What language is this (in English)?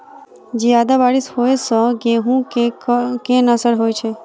Maithili